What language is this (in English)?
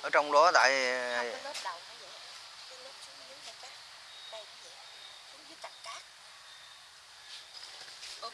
Vietnamese